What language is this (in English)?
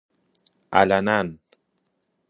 Persian